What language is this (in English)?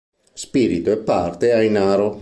Italian